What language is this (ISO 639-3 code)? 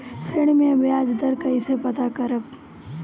bho